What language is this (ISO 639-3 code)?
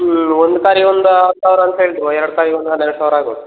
kan